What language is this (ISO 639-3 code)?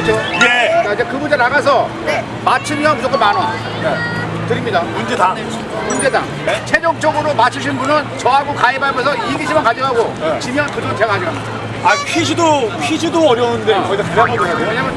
kor